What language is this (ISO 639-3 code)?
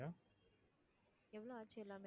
tam